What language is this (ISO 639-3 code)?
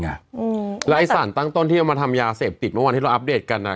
tha